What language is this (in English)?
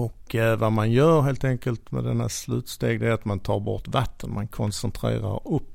Swedish